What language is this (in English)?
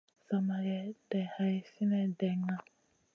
Masana